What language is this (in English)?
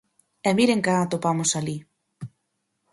Galician